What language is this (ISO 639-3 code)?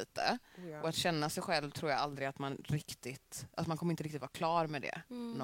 swe